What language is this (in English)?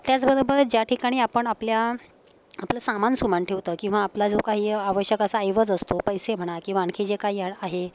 Marathi